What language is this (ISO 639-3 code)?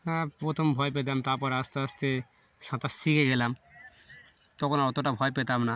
ben